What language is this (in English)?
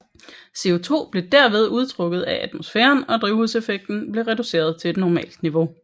Danish